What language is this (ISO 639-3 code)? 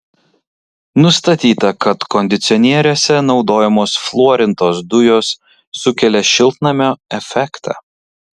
lit